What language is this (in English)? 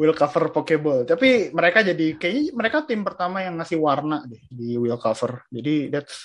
Indonesian